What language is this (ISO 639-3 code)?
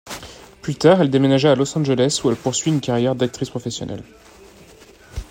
fra